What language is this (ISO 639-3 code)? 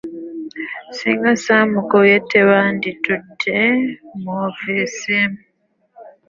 lug